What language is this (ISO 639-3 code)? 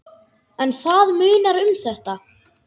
isl